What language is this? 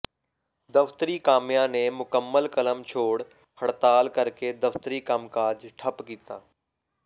Punjabi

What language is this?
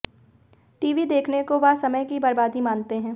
Hindi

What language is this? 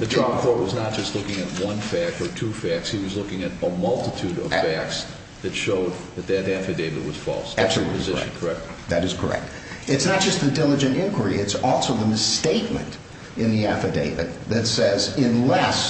English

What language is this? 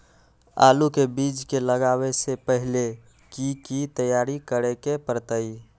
Magahi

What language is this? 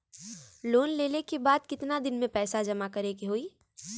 Bhojpuri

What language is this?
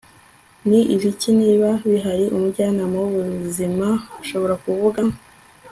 Kinyarwanda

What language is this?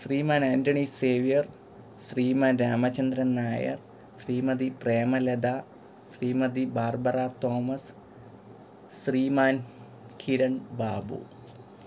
Malayalam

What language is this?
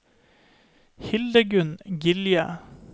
Norwegian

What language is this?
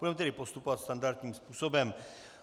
Czech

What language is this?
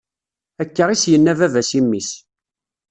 Kabyle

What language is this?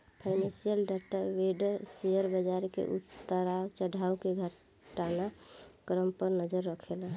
Bhojpuri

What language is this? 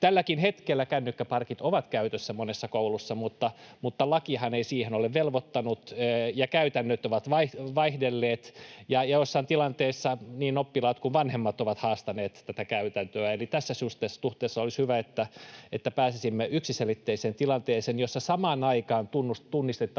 Finnish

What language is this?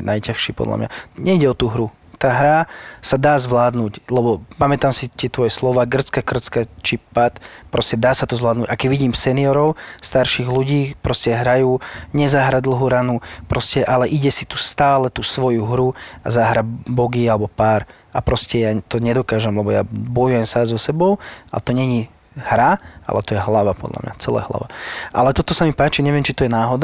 Slovak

